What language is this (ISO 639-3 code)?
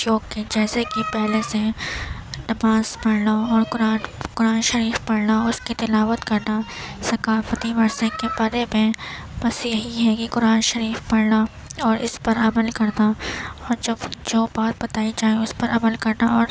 urd